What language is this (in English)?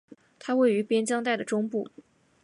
Chinese